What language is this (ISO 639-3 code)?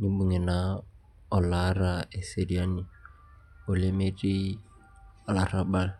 mas